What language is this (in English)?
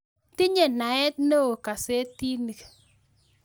Kalenjin